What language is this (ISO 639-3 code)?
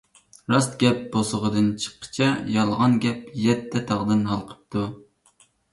uig